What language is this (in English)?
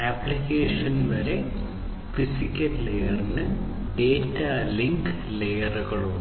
Malayalam